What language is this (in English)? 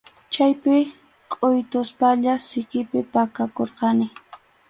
Arequipa-La Unión Quechua